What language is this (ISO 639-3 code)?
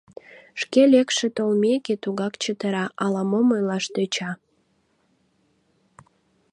chm